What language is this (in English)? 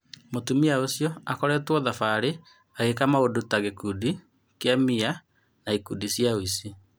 Kikuyu